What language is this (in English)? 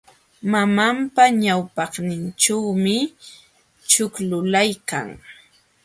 Jauja Wanca Quechua